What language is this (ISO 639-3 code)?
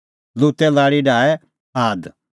kfx